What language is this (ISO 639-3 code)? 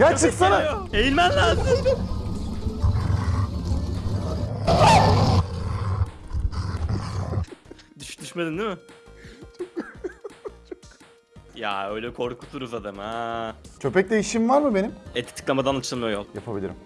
tur